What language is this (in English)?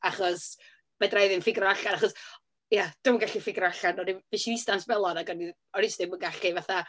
Welsh